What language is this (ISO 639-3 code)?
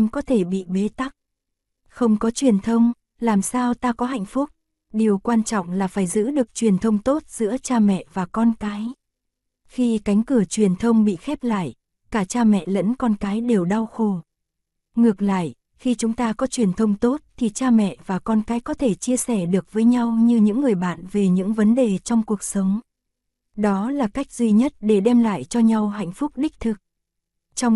vie